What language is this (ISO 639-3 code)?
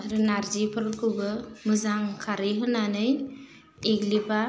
brx